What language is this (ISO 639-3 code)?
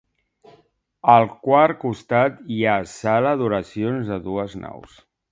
cat